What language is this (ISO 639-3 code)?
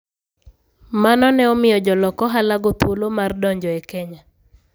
luo